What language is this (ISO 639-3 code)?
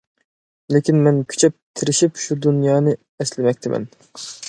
uig